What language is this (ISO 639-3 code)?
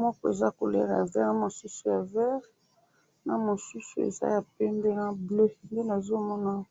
lin